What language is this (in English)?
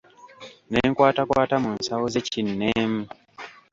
Ganda